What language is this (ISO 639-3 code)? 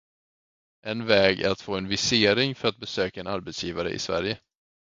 swe